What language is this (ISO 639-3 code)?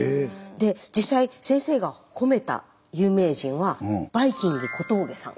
jpn